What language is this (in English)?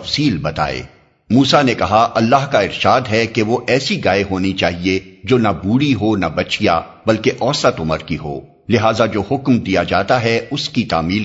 Urdu